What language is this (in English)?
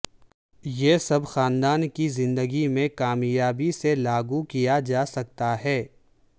Urdu